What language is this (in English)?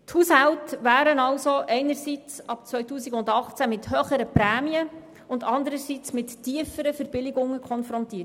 Swiss German